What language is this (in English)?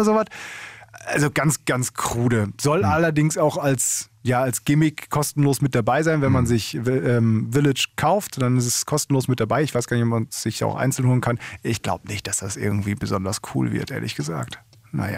German